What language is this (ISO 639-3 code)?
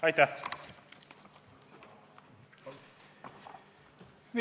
est